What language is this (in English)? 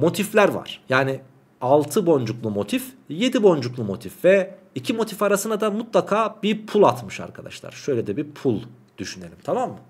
Turkish